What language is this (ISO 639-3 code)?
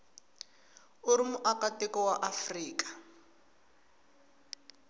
tso